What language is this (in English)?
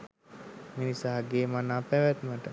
Sinhala